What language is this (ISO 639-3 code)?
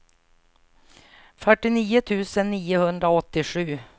swe